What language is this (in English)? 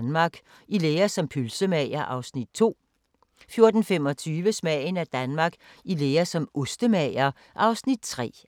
Danish